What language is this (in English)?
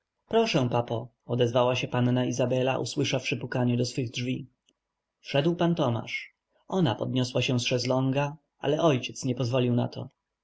Polish